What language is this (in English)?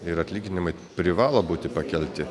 Lithuanian